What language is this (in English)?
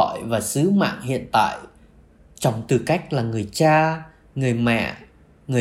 Vietnamese